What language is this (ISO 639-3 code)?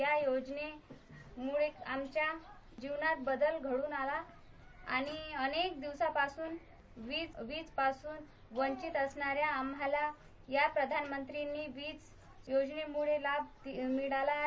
mar